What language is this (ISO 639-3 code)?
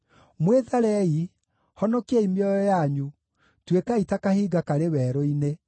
kik